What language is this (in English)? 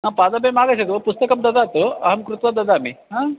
Sanskrit